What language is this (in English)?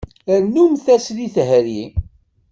Kabyle